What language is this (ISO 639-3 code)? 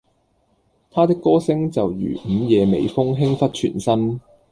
yue